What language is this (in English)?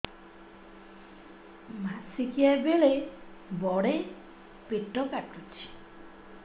Odia